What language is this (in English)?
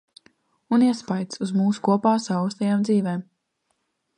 Latvian